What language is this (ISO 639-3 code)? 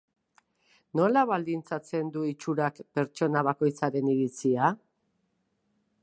eus